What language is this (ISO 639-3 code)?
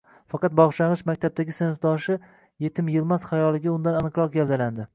uzb